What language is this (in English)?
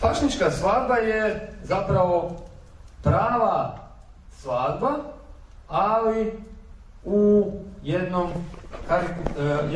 Croatian